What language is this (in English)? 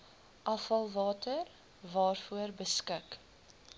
Afrikaans